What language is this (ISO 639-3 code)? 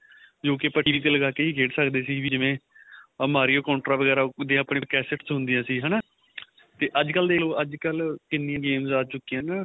pan